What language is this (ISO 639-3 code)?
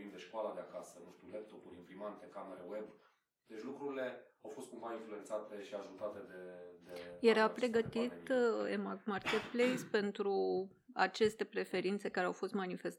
ron